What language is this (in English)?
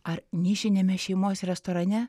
Lithuanian